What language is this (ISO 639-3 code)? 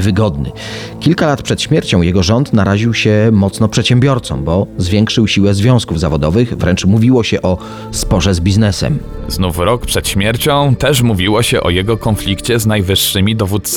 pol